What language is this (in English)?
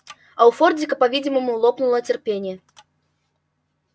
Russian